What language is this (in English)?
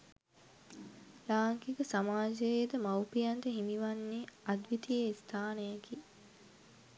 Sinhala